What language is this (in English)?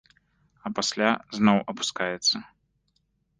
Belarusian